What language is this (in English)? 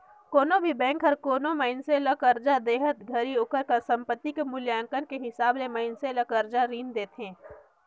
Chhattisgarhi